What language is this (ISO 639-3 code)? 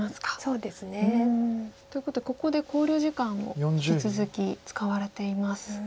jpn